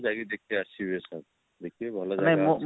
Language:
Odia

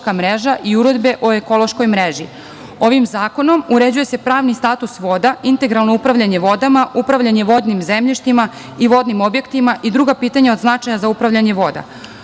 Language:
Serbian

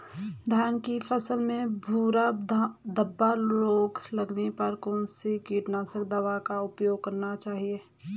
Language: Hindi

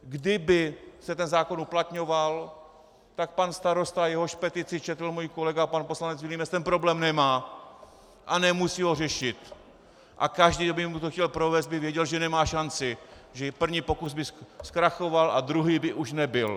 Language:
Czech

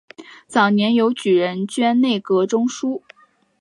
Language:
Chinese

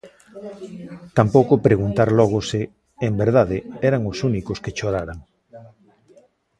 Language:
Galician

